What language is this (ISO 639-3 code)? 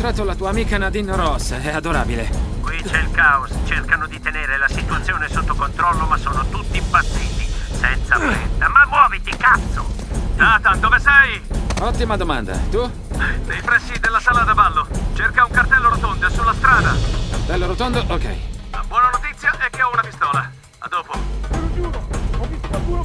ita